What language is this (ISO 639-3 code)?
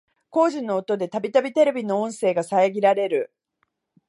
jpn